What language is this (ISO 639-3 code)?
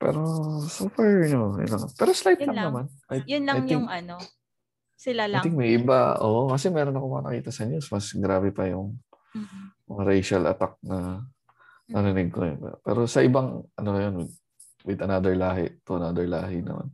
fil